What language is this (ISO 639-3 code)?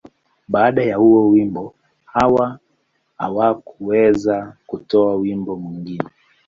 swa